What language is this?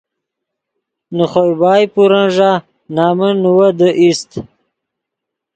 Yidgha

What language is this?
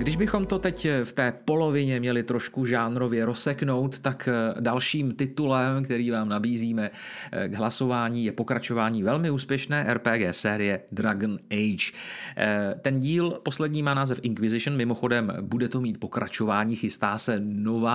Czech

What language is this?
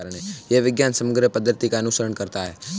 Hindi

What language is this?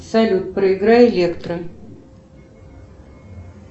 Russian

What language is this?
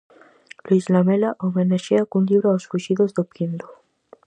Galician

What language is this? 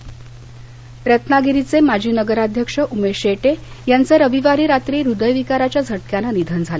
Marathi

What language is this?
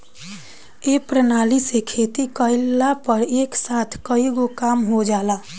Bhojpuri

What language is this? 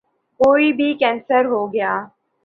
Urdu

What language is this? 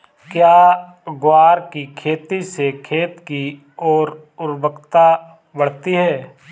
Hindi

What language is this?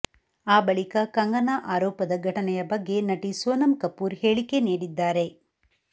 Kannada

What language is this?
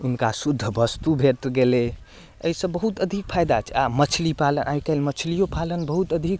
Maithili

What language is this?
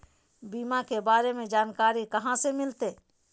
Magahi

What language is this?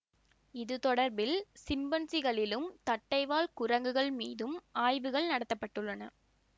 Tamil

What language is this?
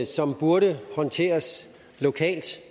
Danish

